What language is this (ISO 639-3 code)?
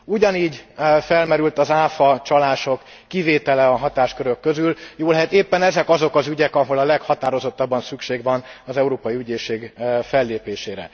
hun